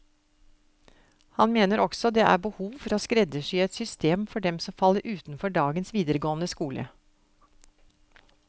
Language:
Norwegian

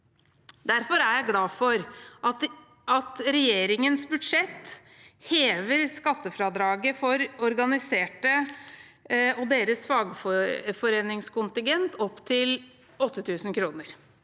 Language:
Norwegian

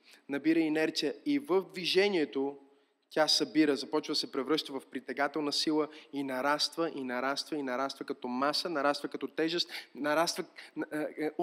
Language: Bulgarian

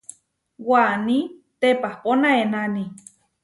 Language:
Huarijio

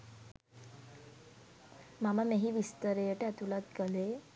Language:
Sinhala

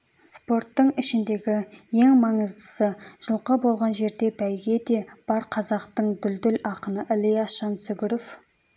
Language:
Kazakh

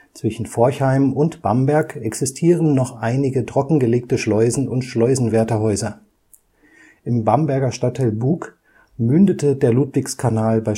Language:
German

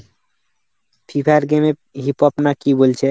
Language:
Bangla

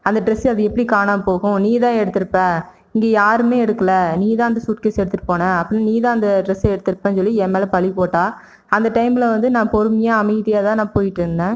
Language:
Tamil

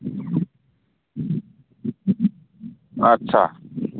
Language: Bodo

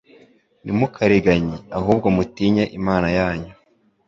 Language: Kinyarwanda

